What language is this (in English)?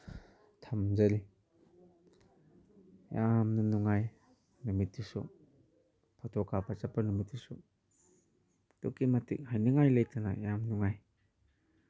Manipuri